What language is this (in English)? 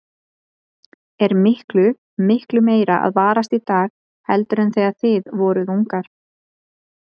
Icelandic